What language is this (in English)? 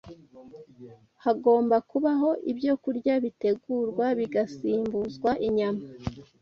Kinyarwanda